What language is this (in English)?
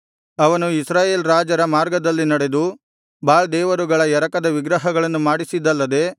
Kannada